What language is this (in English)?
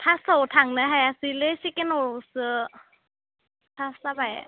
Bodo